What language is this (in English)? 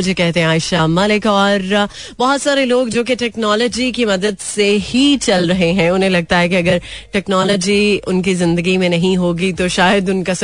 Hindi